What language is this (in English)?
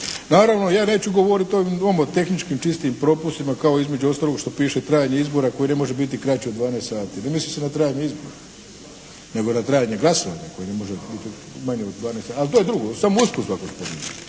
Croatian